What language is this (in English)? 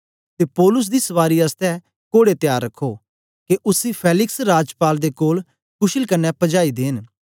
Dogri